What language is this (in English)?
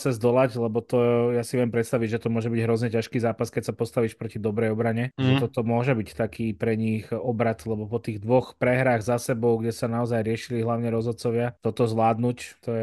Slovak